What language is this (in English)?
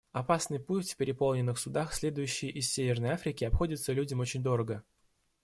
Russian